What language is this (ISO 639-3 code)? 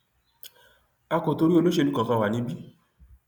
yor